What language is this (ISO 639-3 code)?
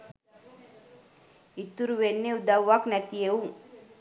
sin